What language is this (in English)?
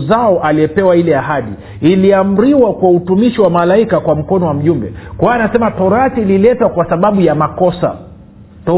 Swahili